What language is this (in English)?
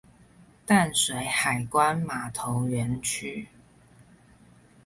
Chinese